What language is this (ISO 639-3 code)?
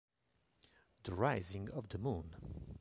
ita